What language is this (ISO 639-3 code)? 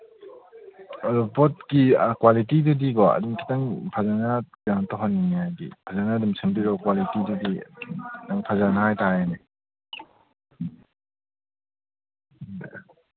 mni